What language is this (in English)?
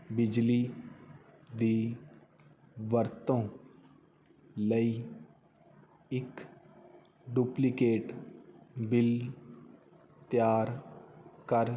Punjabi